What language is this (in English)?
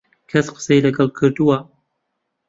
Central Kurdish